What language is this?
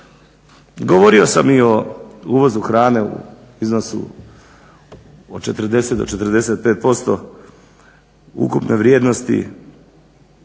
Croatian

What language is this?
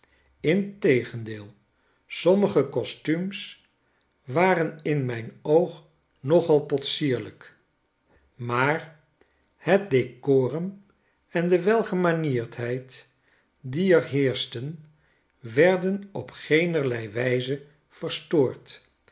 Dutch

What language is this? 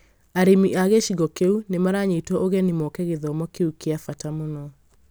Kikuyu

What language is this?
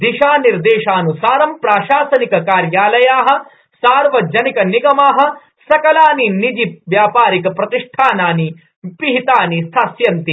Sanskrit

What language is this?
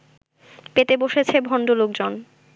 Bangla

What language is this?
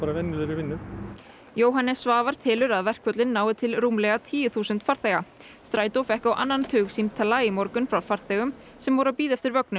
Icelandic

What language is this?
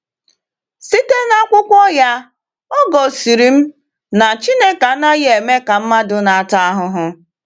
Igbo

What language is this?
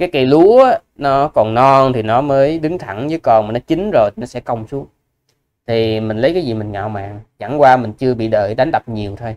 Vietnamese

